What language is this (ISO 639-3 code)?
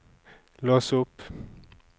nor